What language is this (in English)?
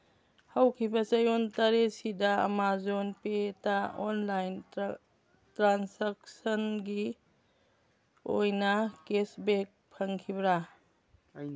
Manipuri